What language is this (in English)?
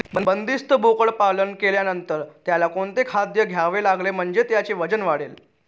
Marathi